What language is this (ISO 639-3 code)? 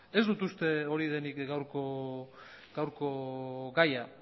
eus